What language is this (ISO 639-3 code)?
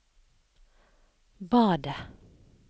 nor